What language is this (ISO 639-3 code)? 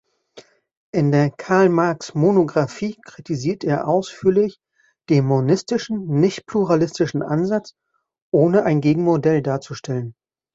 deu